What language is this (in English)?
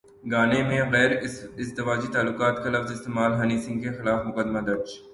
Urdu